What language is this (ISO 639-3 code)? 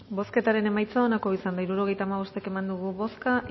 eus